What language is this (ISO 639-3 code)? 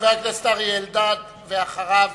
heb